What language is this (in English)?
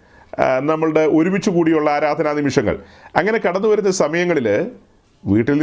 Malayalam